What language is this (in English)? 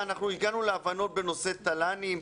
Hebrew